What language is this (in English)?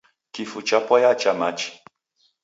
Taita